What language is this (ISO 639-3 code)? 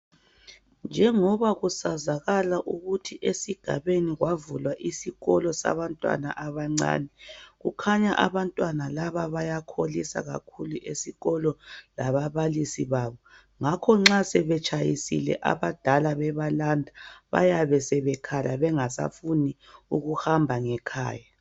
nde